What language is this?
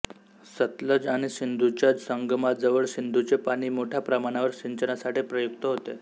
Marathi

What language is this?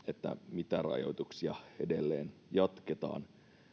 Finnish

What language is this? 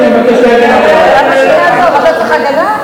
Hebrew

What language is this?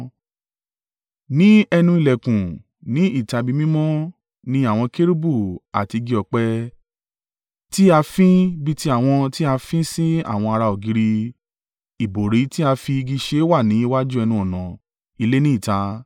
Yoruba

